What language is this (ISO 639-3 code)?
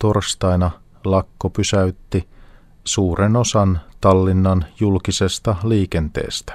fin